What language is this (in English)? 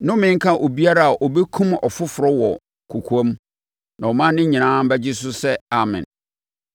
Akan